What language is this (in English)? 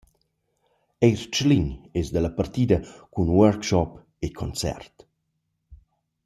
Romansh